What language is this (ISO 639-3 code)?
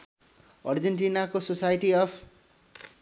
nep